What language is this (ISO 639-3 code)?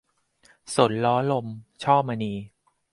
tha